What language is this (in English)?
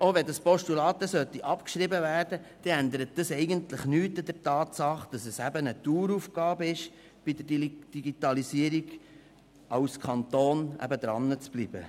Swiss German